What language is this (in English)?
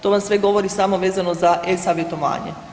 Croatian